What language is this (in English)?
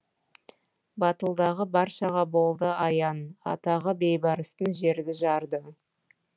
Kazakh